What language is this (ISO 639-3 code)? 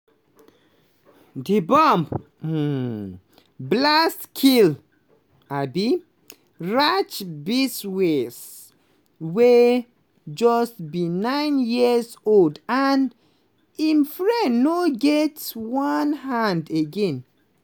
pcm